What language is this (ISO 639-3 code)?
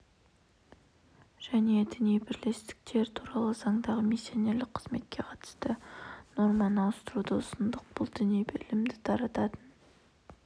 kaz